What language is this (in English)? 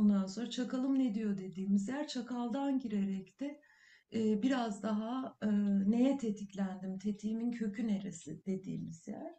Turkish